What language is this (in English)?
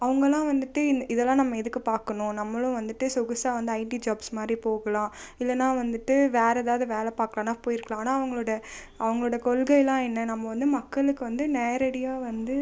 Tamil